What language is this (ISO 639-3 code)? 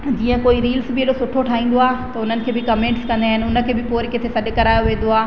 snd